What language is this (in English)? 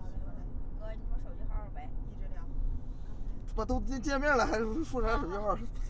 Chinese